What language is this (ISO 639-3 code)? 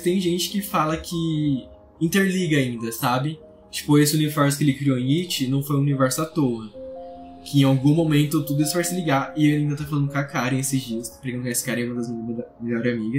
por